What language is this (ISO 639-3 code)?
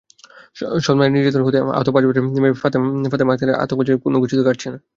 ben